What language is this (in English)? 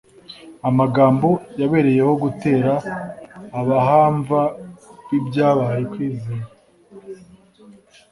Kinyarwanda